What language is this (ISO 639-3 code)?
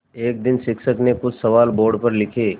hin